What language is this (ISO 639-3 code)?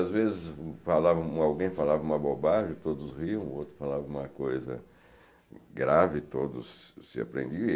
por